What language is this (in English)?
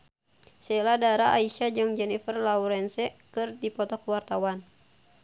Sundanese